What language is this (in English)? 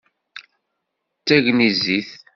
Kabyle